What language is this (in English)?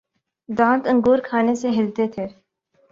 Urdu